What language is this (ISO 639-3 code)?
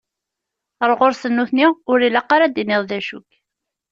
kab